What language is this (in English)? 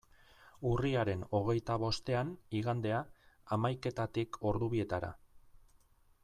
Basque